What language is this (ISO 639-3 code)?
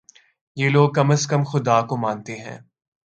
urd